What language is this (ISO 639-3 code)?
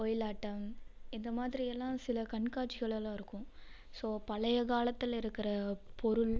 tam